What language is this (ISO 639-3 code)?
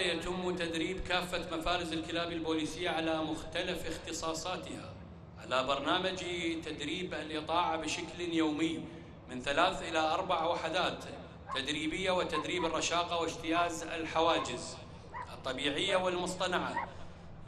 ara